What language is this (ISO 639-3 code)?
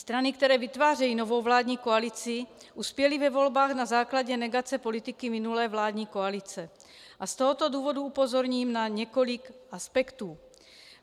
ces